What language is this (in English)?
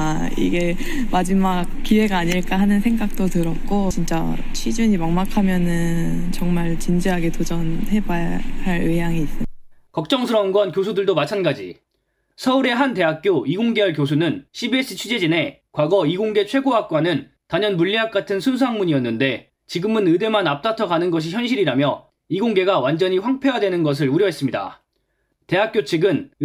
Korean